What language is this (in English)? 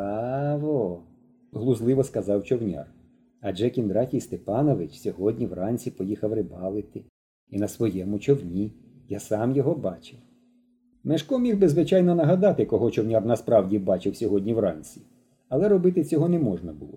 Ukrainian